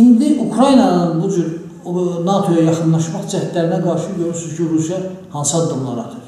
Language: Turkish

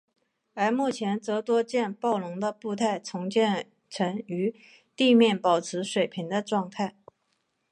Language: Chinese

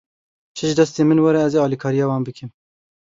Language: Kurdish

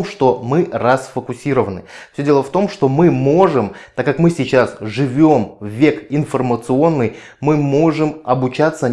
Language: Russian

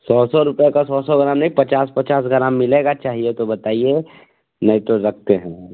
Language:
Hindi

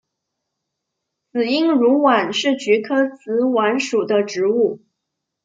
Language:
Chinese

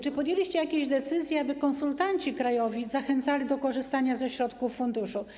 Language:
Polish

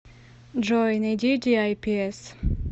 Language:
Russian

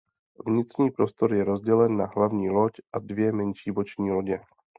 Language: Czech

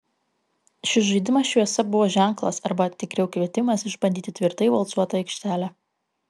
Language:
Lithuanian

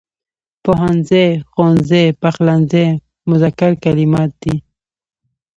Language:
Pashto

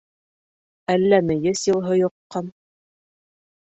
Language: Bashkir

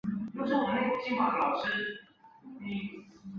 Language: Chinese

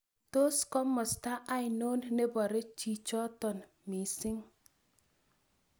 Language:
Kalenjin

